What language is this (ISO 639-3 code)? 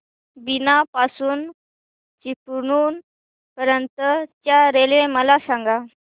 mar